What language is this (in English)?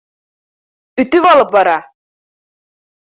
Bashkir